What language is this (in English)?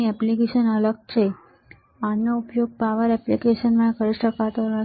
Gujarati